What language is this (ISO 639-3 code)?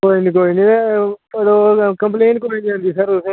doi